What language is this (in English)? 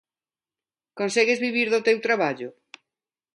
Galician